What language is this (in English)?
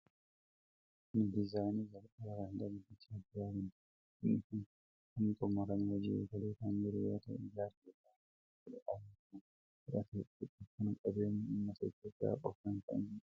Oromo